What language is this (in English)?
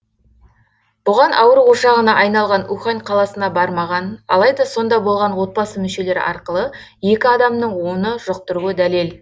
Kazakh